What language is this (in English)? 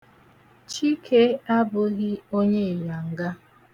Igbo